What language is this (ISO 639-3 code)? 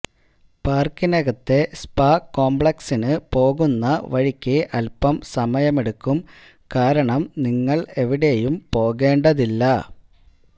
mal